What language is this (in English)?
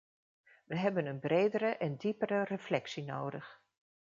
Dutch